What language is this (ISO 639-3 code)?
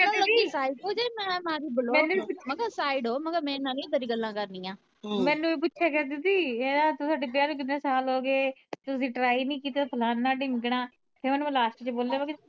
pan